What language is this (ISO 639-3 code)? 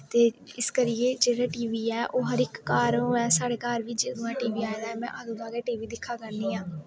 doi